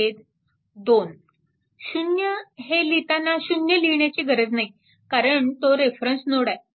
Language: Marathi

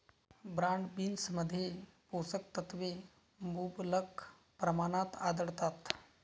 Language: Marathi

